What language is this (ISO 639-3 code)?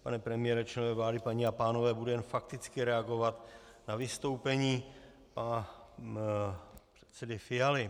ces